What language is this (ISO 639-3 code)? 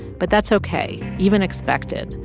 eng